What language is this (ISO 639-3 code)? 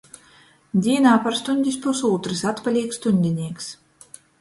ltg